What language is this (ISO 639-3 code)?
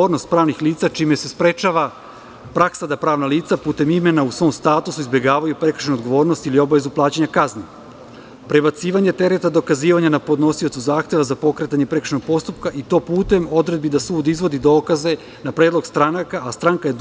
srp